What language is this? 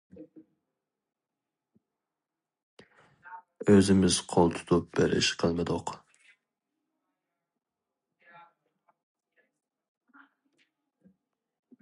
Uyghur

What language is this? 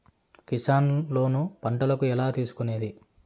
Telugu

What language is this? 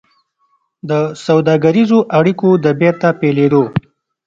Pashto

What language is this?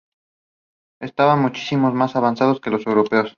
Spanish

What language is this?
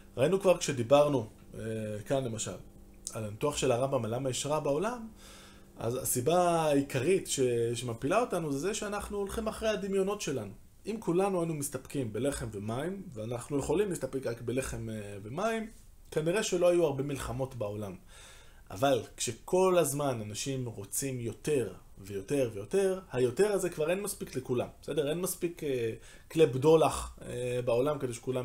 Hebrew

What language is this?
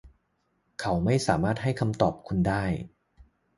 Thai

